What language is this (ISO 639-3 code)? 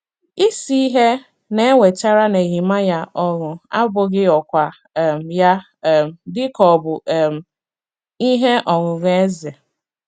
ibo